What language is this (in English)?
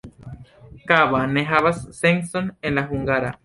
Esperanto